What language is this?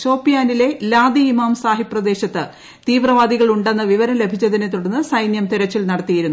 Malayalam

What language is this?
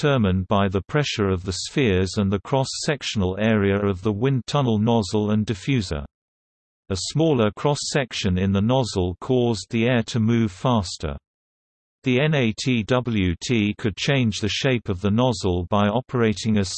English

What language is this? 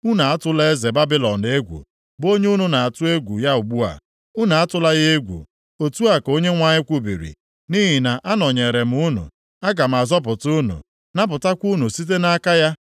Igbo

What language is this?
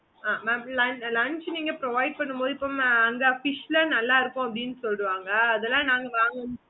Tamil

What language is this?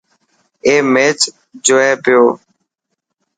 Dhatki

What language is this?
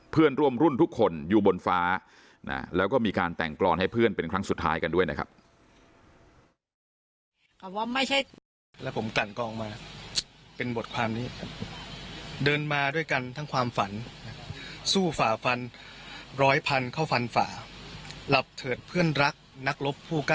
Thai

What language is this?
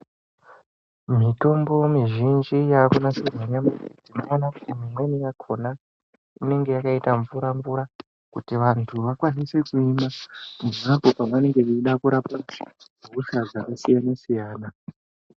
Ndau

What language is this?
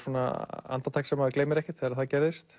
Icelandic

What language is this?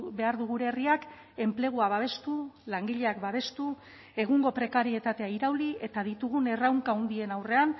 Basque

